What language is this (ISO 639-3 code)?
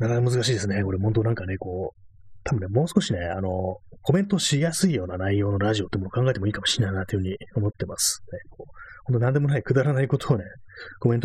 jpn